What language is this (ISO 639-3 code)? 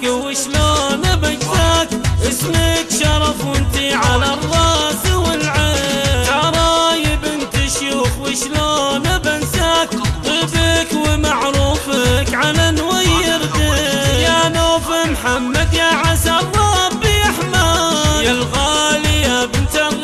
ara